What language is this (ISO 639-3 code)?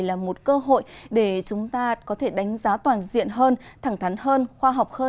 vie